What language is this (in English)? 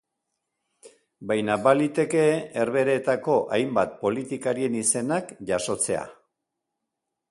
Basque